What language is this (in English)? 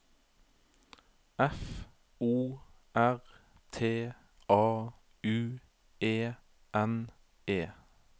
Norwegian